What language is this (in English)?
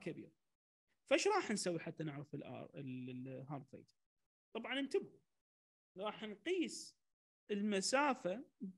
Arabic